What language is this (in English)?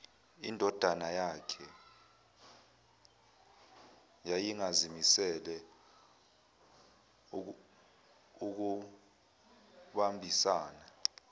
Zulu